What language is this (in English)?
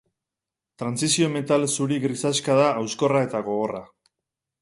Basque